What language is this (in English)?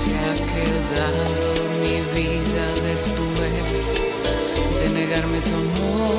Spanish